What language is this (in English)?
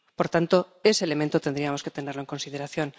Spanish